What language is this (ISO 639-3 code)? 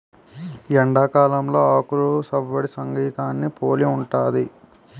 tel